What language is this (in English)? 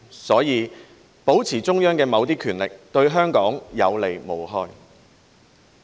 Cantonese